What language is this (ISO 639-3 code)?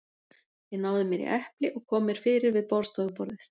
isl